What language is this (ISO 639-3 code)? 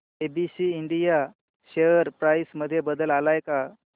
mar